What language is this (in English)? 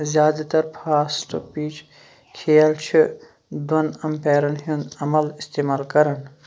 Kashmiri